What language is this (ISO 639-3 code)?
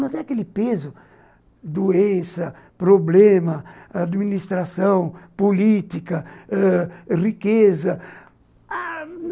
por